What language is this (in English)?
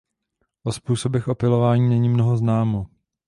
Czech